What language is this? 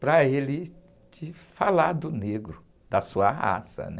Portuguese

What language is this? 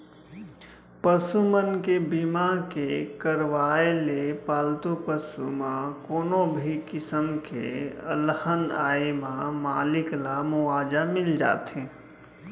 Chhattisgarhi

